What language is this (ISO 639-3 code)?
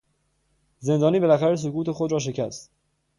fas